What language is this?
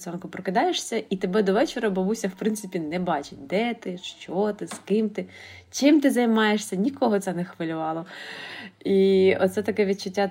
Ukrainian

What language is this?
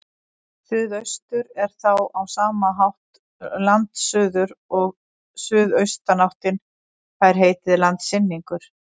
Icelandic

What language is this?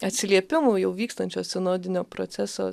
Lithuanian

